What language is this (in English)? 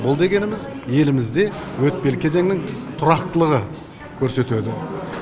Kazakh